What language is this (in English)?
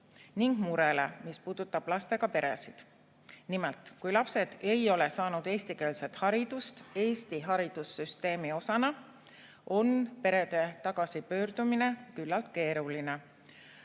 Estonian